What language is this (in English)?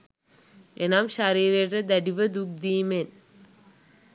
Sinhala